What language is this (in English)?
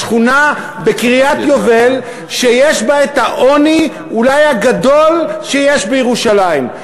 Hebrew